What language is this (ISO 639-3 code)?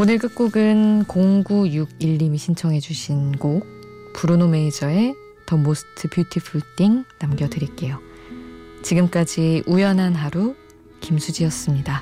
kor